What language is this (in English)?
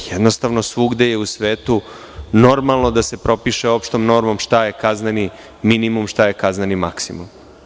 Serbian